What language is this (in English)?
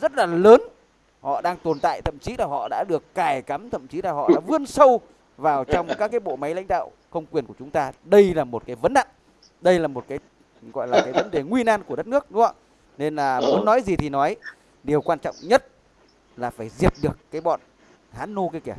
Vietnamese